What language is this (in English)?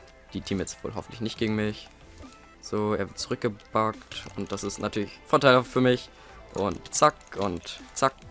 German